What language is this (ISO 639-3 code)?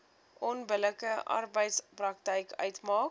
afr